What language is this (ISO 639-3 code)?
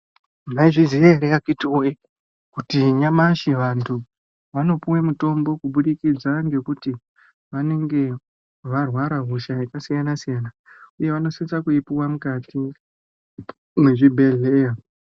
ndc